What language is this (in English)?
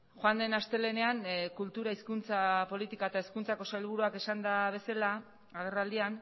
Basque